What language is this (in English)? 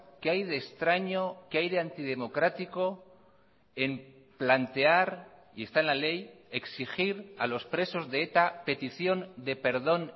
Spanish